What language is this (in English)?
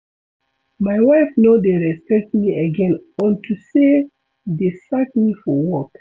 Nigerian Pidgin